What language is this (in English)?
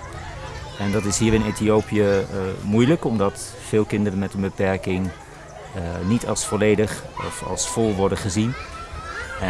Dutch